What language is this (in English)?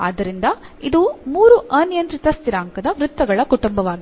Kannada